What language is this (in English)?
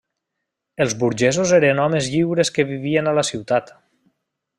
Catalan